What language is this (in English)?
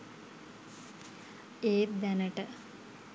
Sinhala